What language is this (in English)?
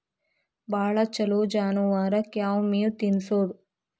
Kannada